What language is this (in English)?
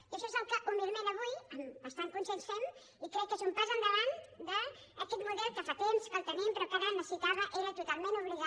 Catalan